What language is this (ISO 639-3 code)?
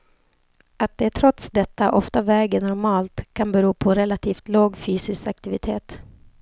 swe